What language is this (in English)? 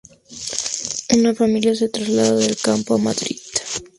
Spanish